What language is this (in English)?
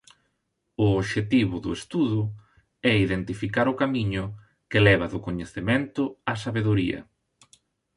Galician